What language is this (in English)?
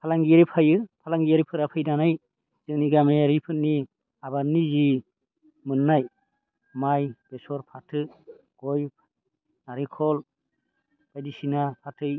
Bodo